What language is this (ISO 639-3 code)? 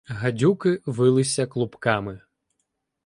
ukr